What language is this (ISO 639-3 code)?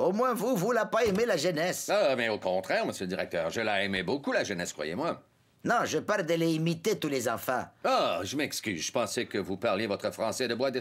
fra